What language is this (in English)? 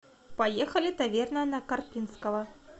Russian